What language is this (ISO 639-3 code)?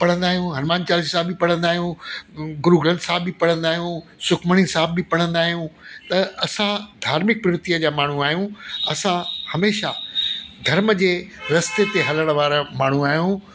snd